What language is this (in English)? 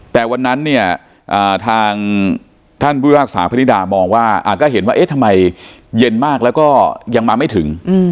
Thai